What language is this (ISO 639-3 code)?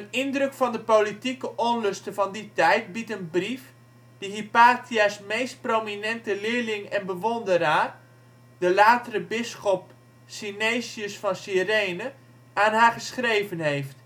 nld